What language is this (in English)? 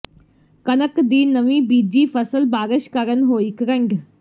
Punjabi